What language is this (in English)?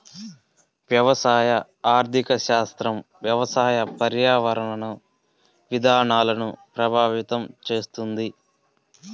Telugu